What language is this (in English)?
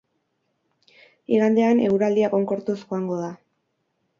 Basque